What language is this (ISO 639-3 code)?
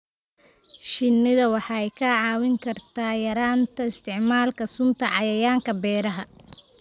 som